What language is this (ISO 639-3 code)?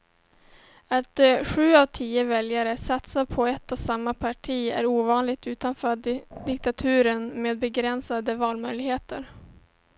swe